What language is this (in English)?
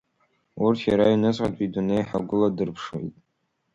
Abkhazian